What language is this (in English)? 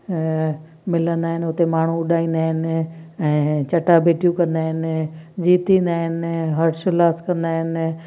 Sindhi